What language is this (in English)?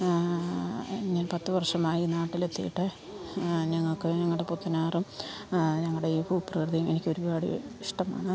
Malayalam